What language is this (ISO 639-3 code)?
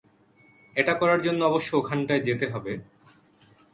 ben